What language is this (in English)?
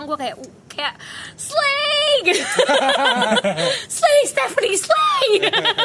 Indonesian